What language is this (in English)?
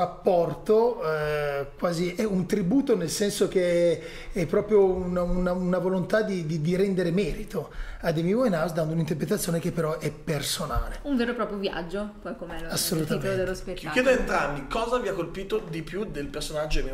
Italian